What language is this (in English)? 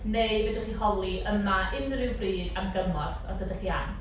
Welsh